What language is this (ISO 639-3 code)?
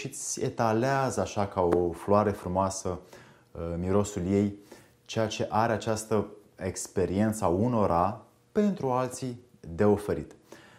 ron